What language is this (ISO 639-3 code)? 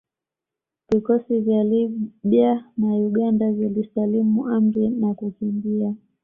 swa